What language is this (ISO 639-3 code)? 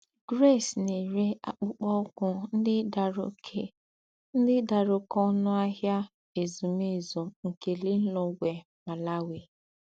ibo